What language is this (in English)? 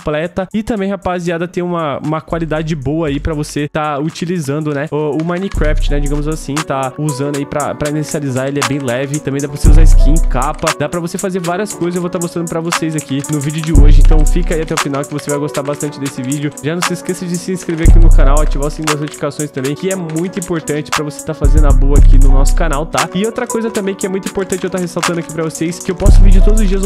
Portuguese